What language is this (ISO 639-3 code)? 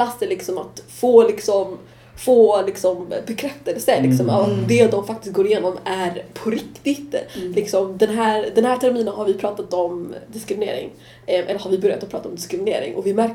swe